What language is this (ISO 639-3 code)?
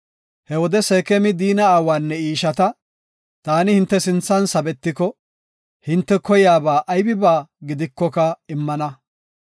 gof